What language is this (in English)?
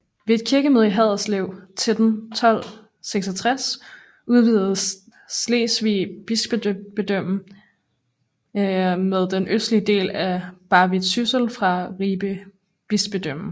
Danish